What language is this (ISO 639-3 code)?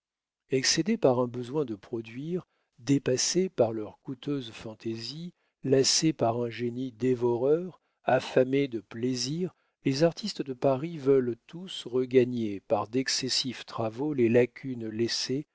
fra